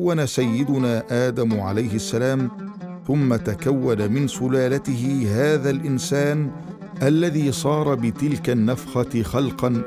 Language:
Arabic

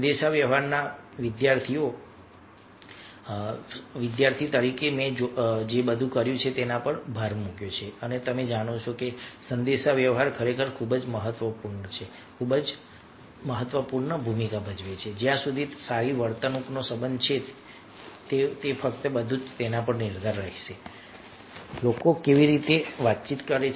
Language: Gujarati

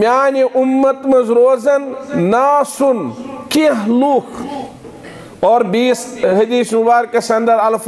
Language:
Arabic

